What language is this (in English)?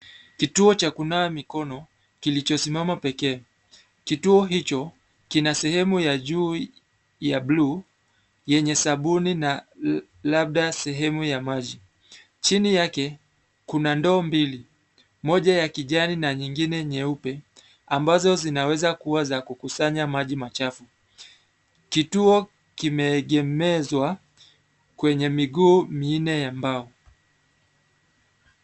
Swahili